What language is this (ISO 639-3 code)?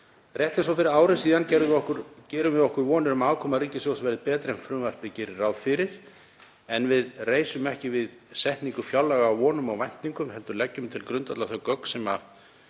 isl